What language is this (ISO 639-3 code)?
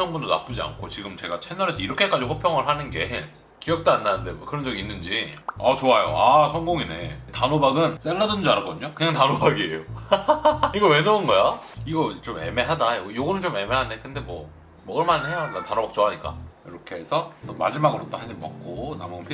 kor